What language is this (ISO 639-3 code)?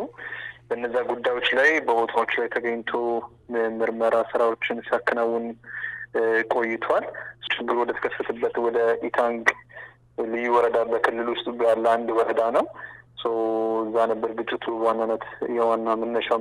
ara